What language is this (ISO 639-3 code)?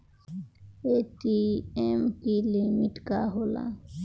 bho